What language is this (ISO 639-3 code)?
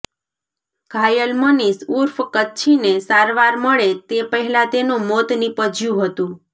guj